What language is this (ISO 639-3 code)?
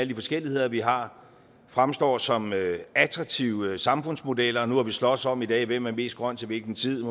dan